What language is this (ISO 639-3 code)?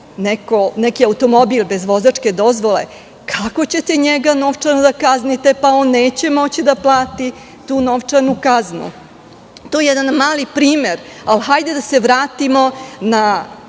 srp